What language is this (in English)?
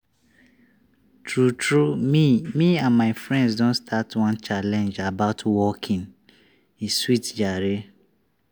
Nigerian Pidgin